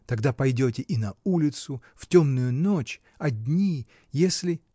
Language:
Russian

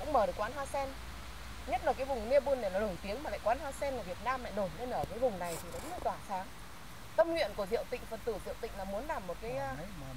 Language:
Vietnamese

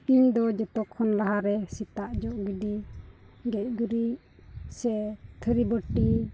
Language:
Santali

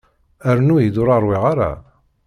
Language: Kabyle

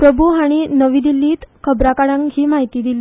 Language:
Konkani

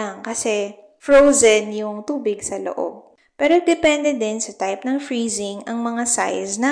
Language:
Filipino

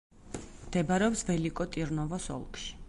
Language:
Georgian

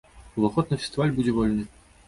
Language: Belarusian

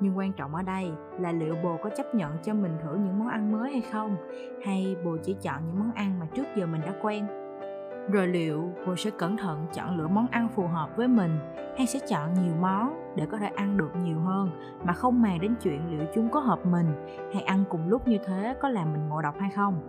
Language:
Vietnamese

